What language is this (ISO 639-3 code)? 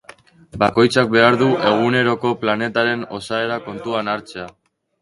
eus